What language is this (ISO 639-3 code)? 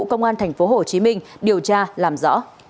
vie